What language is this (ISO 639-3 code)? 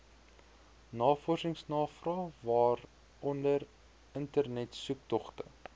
afr